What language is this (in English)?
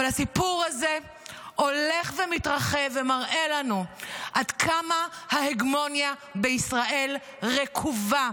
Hebrew